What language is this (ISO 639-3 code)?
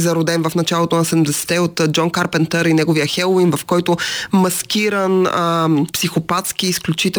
bul